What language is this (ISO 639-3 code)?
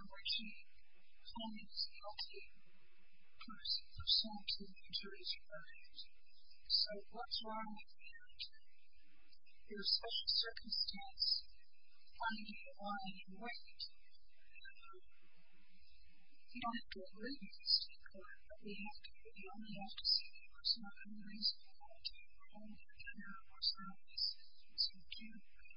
eng